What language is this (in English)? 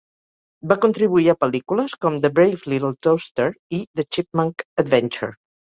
Catalan